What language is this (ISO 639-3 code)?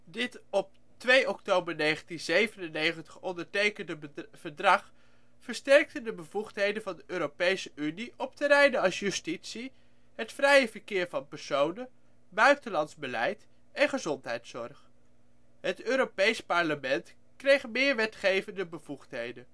nld